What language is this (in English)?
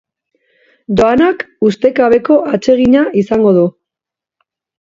Basque